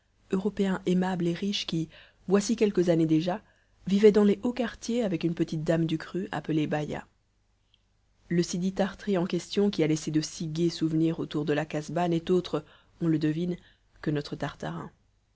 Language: French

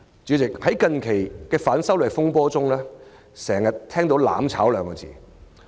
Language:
Cantonese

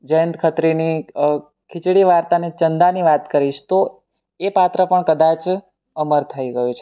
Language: Gujarati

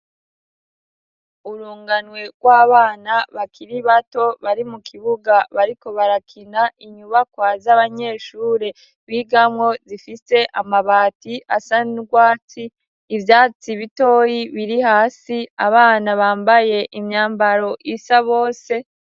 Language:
Rundi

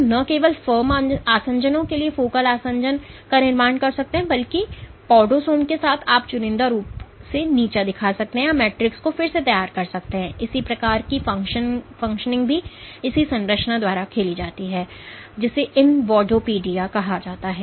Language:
Hindi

